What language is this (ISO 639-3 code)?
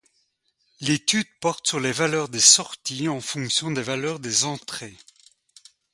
fra